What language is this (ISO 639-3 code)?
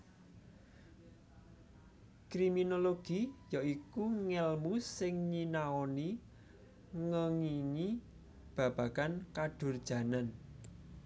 jav